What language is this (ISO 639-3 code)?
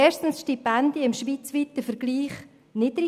gsw